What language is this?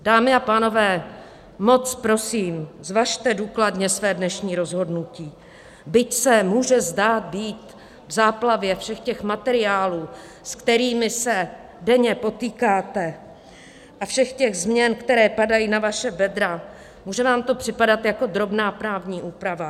Czech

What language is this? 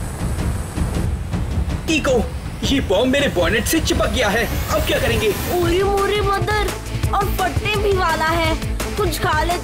Hindi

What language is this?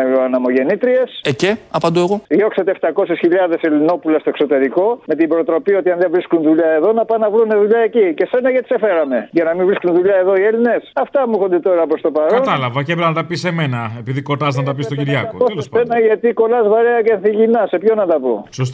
Greek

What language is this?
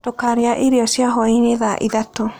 Kikuyu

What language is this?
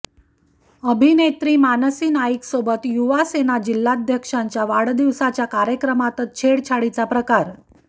Marathi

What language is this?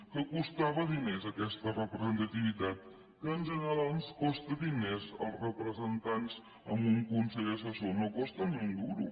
Catalan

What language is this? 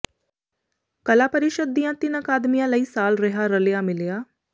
Punjabi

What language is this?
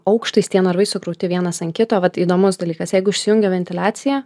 Lithuanian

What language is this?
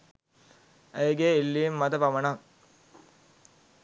Sinhala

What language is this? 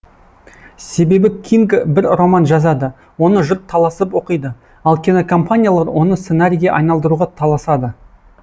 Kazakh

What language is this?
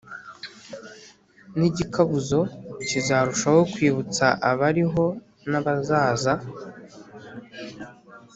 Kinyarwanda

